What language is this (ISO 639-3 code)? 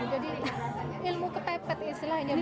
ind